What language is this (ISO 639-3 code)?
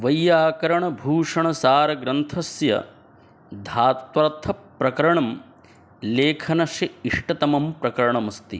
san